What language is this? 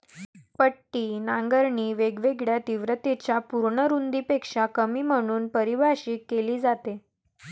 Marathi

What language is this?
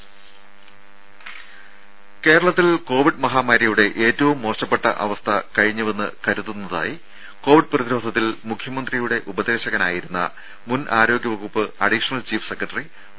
Malayalam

